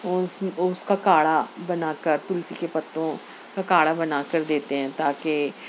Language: Urdu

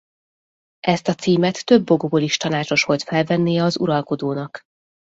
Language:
Hungarian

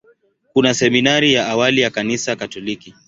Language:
Swahili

